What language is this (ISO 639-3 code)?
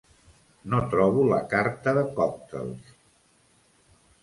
cat